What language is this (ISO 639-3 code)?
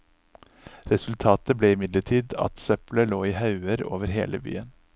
nor